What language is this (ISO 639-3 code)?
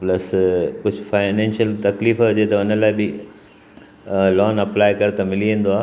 snd